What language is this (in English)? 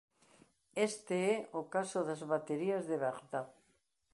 Galician